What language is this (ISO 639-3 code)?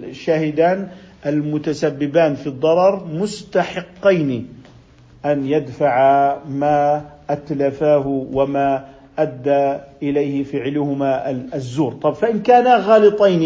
ara